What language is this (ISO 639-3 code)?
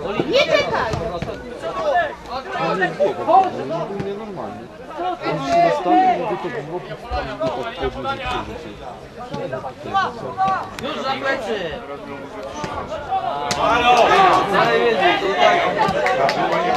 pol